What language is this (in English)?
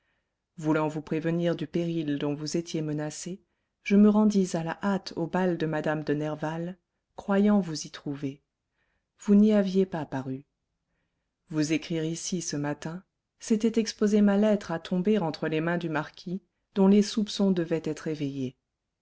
French